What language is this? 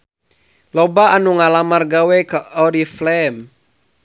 Sundanese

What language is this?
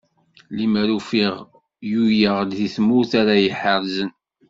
Kabyle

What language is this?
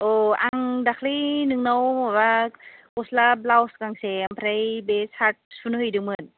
Bodo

